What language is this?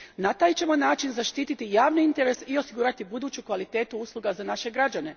Croatian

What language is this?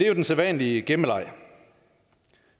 Danish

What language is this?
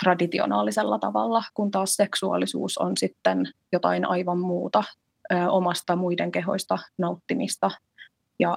Finnish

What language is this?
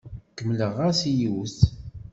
Kabyle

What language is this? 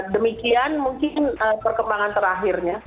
Indonesian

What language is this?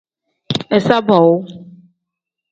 Tem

